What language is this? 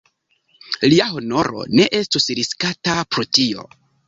Esperanto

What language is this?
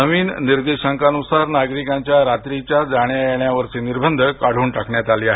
Marathi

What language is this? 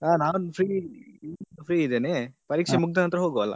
Kannada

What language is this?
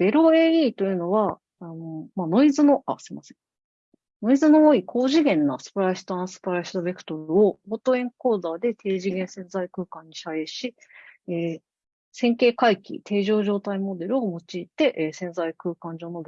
Japanese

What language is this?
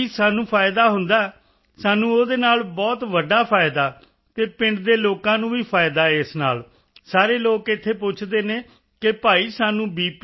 Punjabi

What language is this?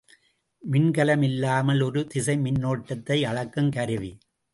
Tamil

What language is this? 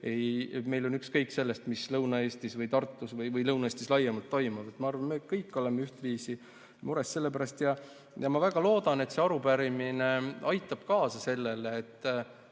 Estonian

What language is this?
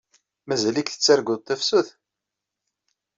Kabyle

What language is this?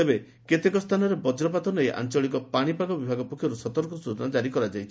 Odia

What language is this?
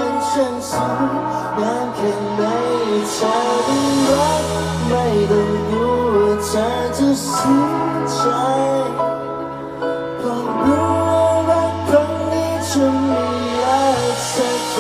Thai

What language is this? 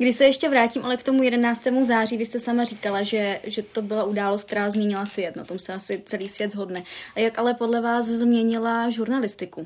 Czech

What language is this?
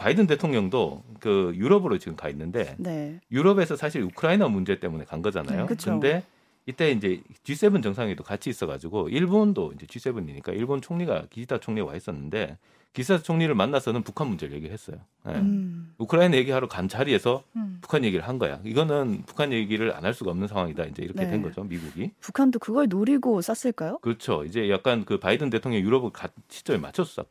Korean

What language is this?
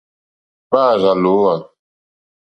Mokpwe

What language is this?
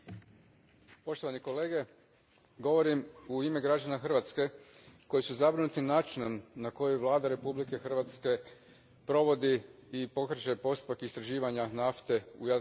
Croatian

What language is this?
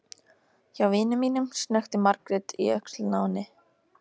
Icelandic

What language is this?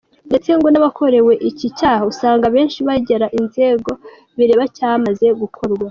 Kinyarwanda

